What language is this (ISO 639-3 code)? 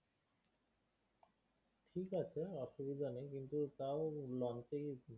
ben